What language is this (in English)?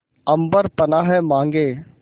Hindi